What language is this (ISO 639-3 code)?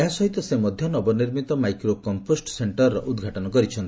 ori